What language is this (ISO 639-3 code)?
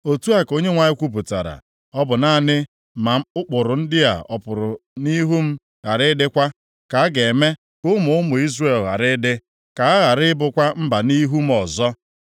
ibo